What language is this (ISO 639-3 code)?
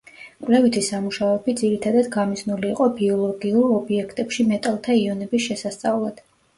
kat